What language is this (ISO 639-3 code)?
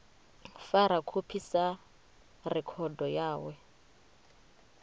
ven